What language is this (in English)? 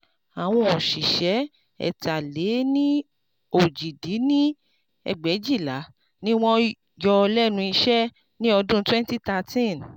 Yoruba